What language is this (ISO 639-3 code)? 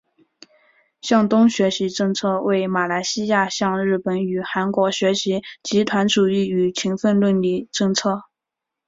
zho